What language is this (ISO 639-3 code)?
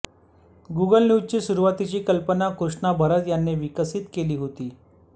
mar